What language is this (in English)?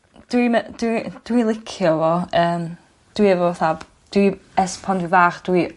Welsh